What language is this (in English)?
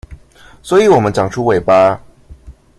Chinese